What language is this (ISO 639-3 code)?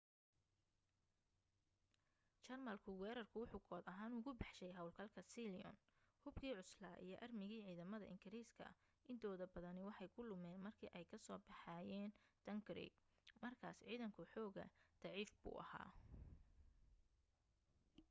som